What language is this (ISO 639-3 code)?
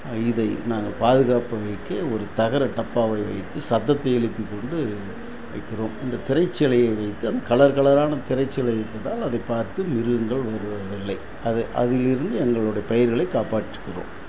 tam